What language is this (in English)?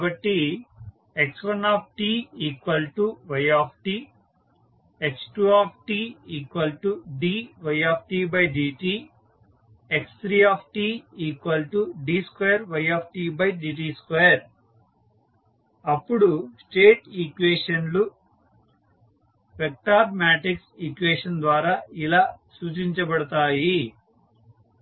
Telugu